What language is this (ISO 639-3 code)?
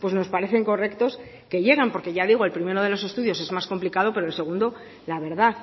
spa